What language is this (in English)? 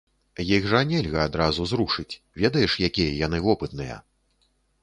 Belarusian